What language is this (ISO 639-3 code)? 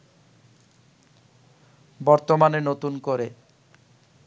ben